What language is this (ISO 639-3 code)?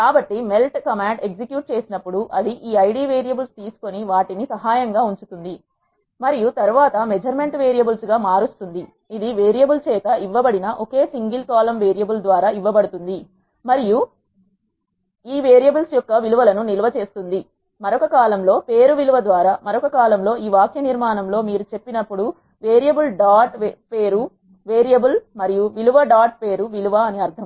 tel